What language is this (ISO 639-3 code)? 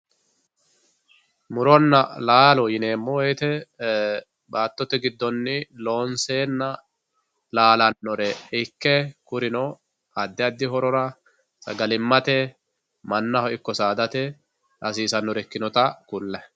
sid